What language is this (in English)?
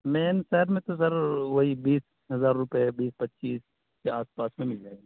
Urdu